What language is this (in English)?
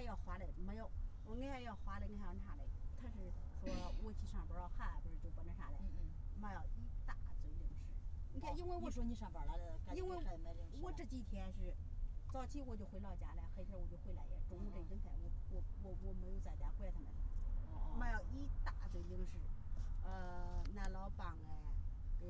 Chinese